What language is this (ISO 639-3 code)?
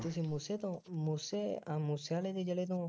pan